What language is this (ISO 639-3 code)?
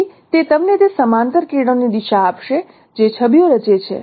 guj